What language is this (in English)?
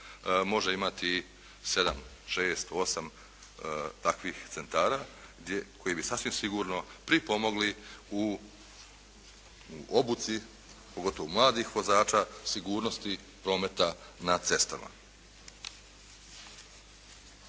Croatian